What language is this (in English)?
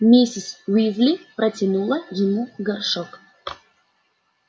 Russian